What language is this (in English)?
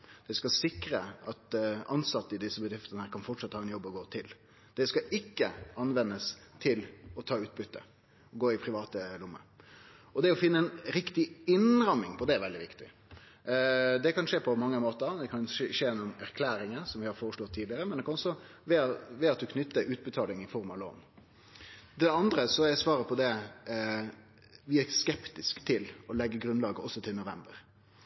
Norwegian Nynorsk